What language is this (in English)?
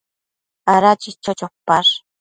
Matsés